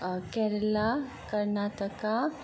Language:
Bodo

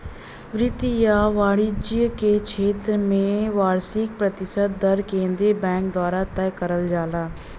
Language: Bhojpuri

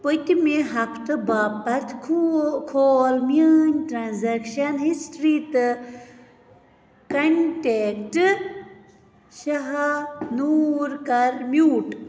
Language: Kashmiri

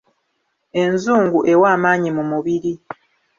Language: Ganda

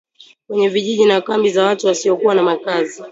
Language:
Swahili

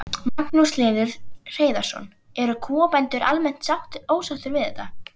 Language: Icelandic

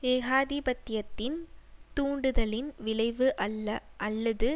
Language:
Tamil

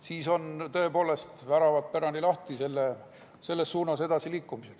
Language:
Estonian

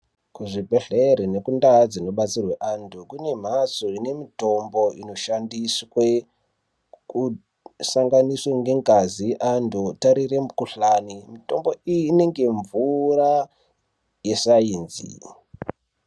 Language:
Ndau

